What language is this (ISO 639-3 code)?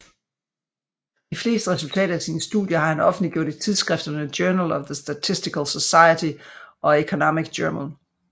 dan